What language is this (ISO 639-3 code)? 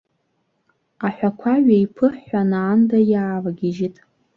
abk